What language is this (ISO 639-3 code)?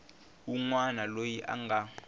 tso